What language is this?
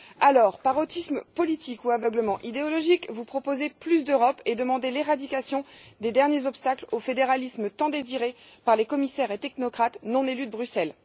French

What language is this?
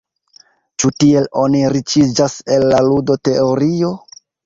Esperanto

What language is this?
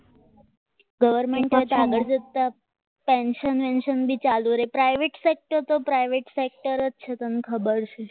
Gujarati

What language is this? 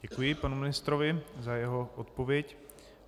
Czech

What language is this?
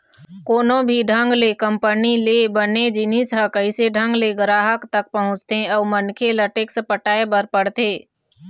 Chhattisgarhi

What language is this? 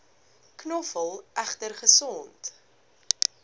Afrikaans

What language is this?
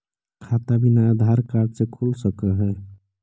Magahi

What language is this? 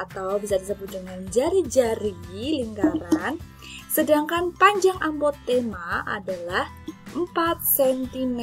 Indonesian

